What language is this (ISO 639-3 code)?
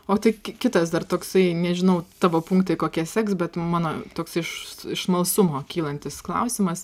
lit